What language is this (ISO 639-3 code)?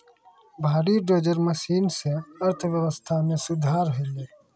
mai